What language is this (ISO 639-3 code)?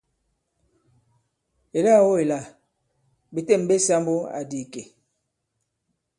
abb